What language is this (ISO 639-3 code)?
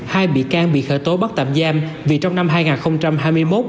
vie